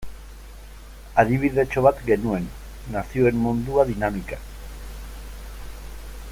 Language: Basque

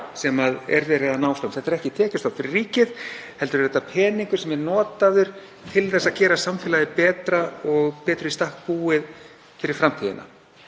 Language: Icelandic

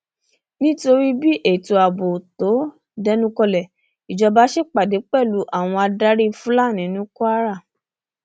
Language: Yoruba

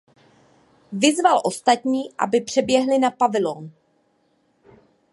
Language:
Czech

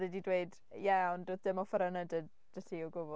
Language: Welsh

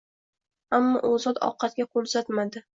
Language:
Uzbek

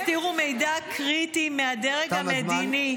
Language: Hebrew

